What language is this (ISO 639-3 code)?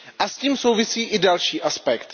ces